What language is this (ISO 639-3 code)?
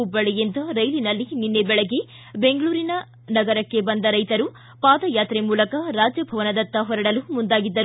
kan